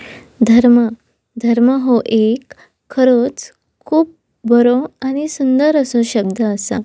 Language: Konkani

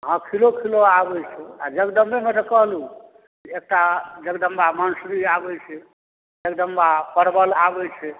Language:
Maithili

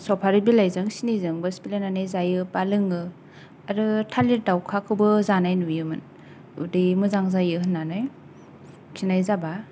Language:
Bodo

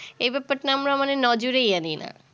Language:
Bangla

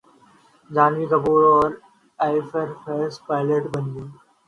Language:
Urdu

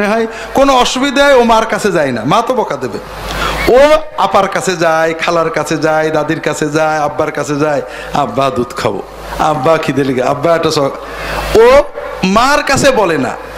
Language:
Bangla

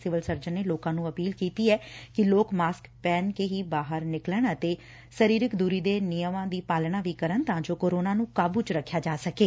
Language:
Punjabi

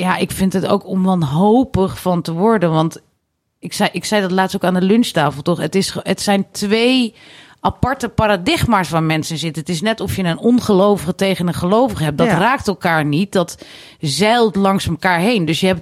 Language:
Dutch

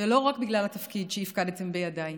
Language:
Hebrew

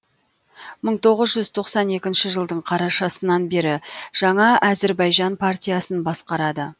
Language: Kazakh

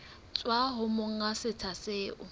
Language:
Southern Sotho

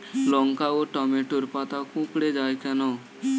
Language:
Bangla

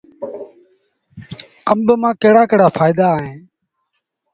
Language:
Sindhi Bhil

